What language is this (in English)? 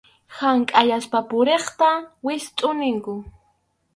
Arequipa-La Unión Quechua